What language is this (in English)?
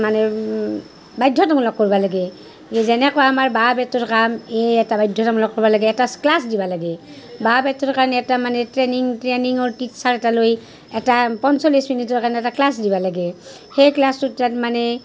Assamese